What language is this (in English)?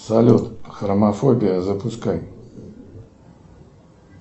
Russian